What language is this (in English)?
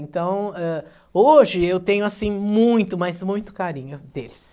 Portuguese